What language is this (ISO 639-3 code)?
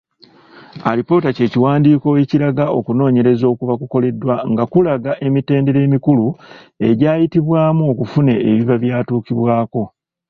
lug